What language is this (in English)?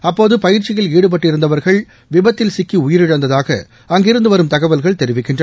Tamil